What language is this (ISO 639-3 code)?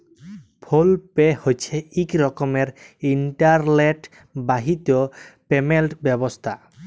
ben